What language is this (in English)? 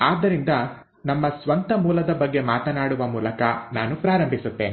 Kannada